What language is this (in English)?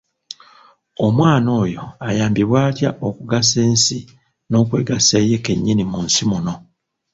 Ganda